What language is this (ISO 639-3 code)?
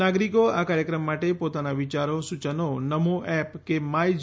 guj